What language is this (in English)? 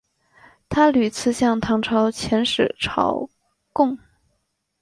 Chinese